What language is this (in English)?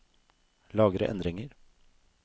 Norwegian